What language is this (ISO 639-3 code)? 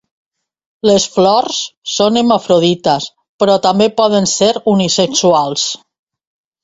cat